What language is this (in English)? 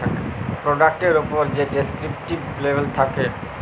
Bangla